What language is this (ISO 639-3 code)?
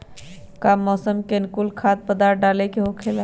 mag